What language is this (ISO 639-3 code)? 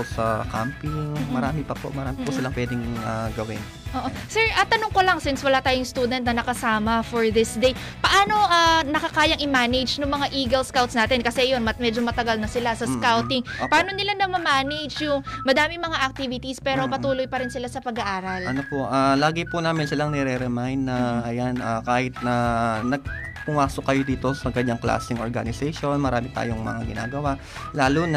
fil